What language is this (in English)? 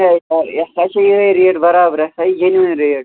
Kashmiri